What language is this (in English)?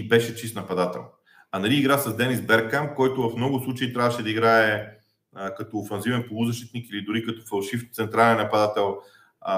Bulgarian